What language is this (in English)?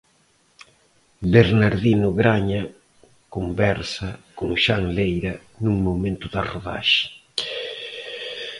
Galician